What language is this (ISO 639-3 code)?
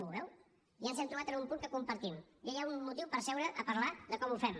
cat